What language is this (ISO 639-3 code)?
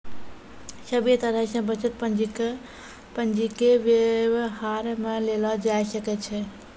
mai